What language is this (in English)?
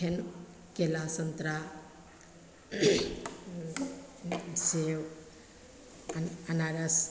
Maithili